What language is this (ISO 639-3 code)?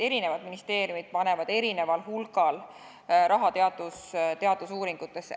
est